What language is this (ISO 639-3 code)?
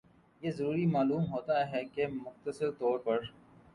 urd